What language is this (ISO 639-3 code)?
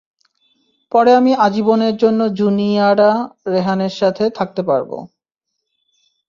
ben